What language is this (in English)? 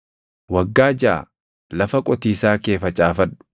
Oromo